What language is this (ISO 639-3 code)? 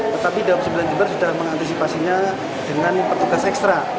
ind